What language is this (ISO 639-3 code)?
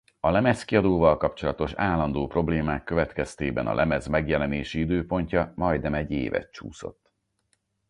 hun